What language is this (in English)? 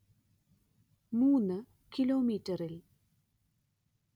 Malayalam